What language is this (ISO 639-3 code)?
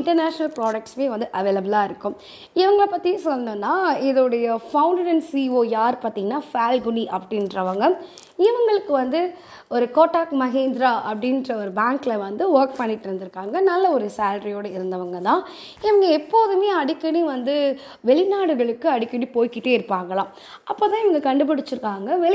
tam